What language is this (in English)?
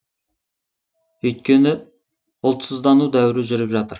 Kazakh